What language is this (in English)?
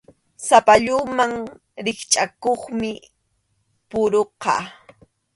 Arequipa-La Unión Quechua